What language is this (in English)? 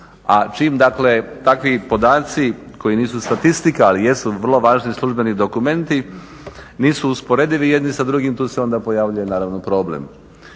Croatian